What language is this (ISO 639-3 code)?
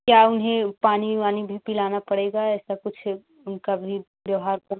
hin